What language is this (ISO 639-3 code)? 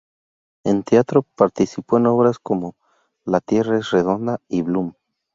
spa